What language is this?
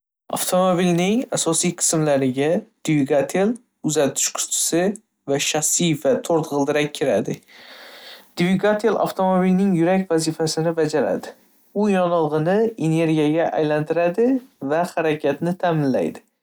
Uzbek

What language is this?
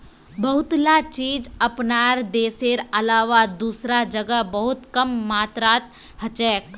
Magahi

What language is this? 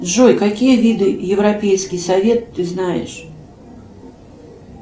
Russian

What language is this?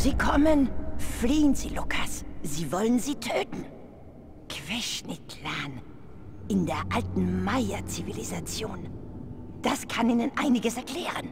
German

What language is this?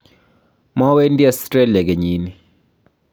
Kalenjin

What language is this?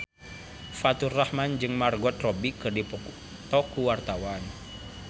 Sundanese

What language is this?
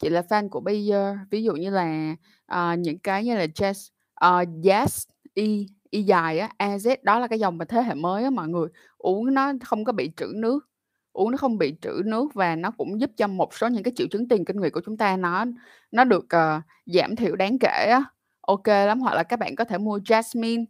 Vietnamese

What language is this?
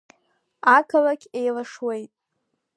Abkhazian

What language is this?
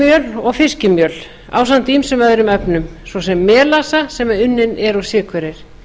Icelandic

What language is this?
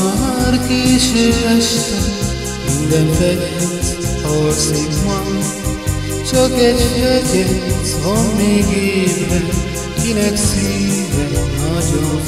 Romanian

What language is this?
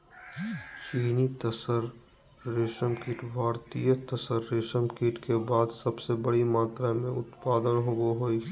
Magahi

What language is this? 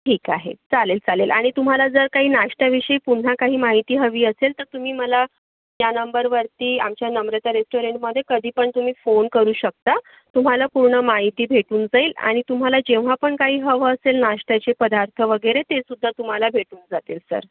Marathi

